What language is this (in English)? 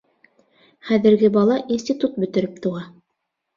Bashkir